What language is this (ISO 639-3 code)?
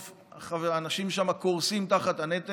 heb